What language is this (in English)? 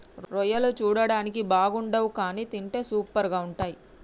Telugu